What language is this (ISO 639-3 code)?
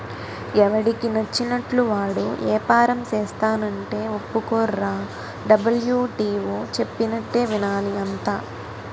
tel